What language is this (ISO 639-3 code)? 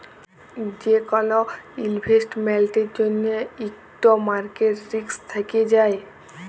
ben